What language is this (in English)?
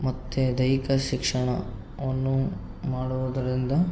Kannada